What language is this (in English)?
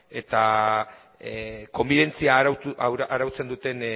Basque